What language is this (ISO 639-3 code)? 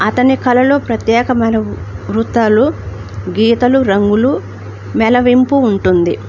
tel